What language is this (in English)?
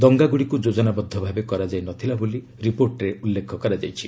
Odia